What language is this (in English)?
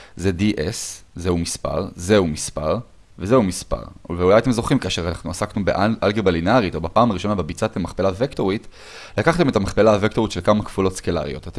Hebrew